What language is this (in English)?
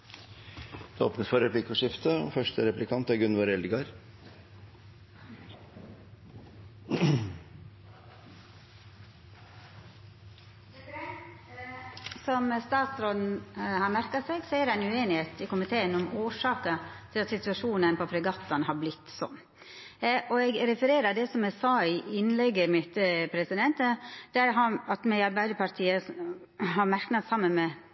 Norwegian